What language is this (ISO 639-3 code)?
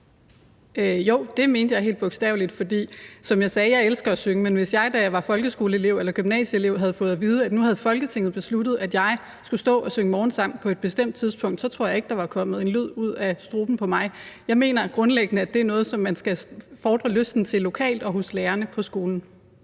dan